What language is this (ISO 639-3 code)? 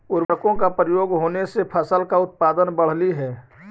mag